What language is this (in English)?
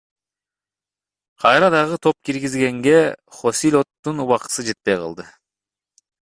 Kyrgyz